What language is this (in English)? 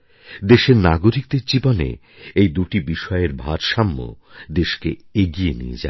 Bangla